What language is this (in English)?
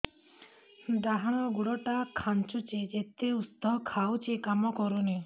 Odia